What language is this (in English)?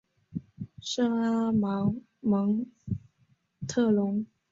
Chinese